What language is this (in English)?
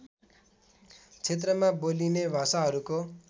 Nepali